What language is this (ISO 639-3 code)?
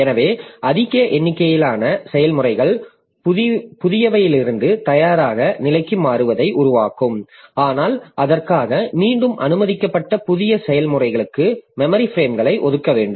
tam